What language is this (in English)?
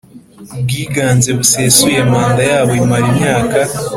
Kinyarwanda